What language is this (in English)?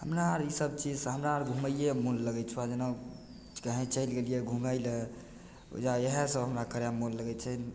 Maithili